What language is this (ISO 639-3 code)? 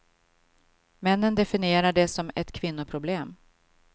swe